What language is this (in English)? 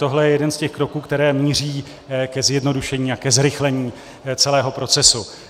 Czech